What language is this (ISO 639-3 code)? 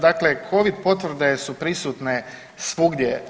hrv